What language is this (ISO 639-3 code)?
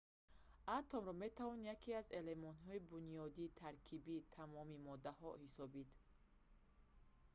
tgk